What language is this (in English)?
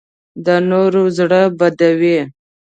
Pashto